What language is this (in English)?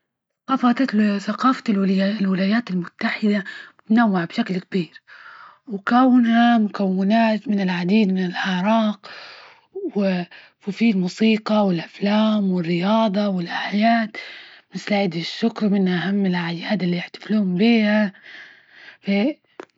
Libyan Arabic